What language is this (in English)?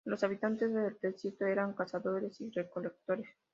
Spanish